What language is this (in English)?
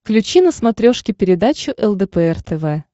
Russian